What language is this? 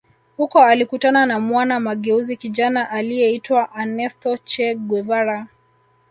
Swahili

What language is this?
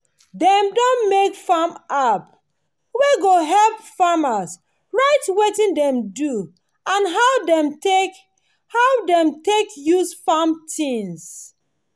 Nigerian Pidgin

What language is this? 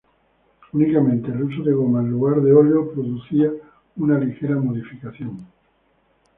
Spanish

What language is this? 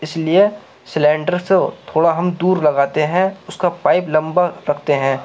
Urdu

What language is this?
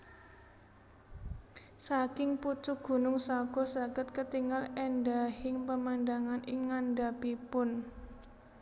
Javanese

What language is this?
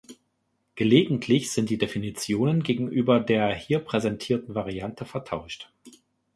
German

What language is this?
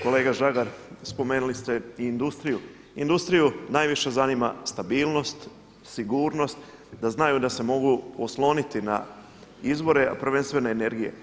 Croatian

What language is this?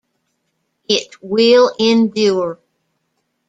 English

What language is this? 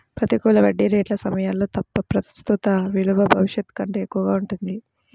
Telugu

